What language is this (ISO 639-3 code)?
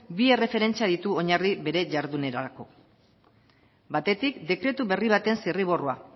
eus